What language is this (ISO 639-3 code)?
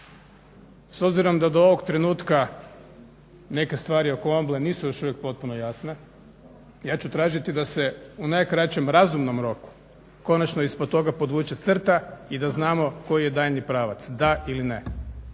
hrv